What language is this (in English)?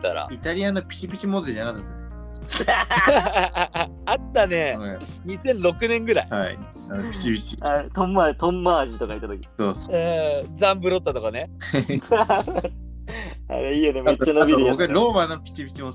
Japanese